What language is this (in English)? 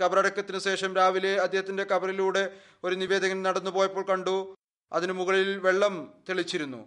Malayalam